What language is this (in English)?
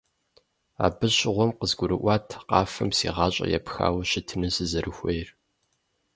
Kabardian